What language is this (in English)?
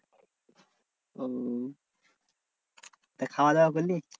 Bangla